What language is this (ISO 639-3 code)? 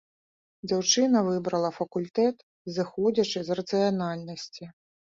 bel